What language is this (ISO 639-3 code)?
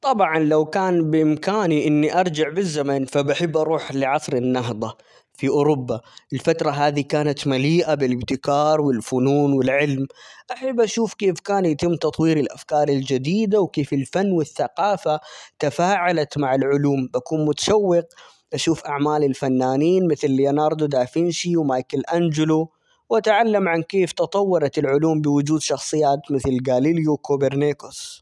acx